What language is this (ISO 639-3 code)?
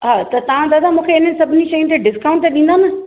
snd